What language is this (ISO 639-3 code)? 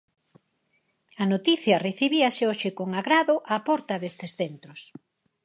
glg